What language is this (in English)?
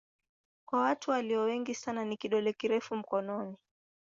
Swahili